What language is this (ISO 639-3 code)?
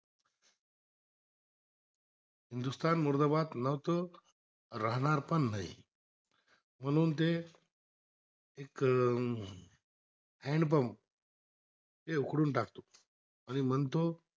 mar